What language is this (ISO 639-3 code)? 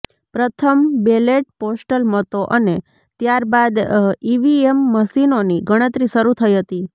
guj